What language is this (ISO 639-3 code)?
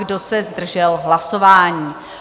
ces